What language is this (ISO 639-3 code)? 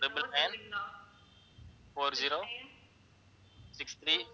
tam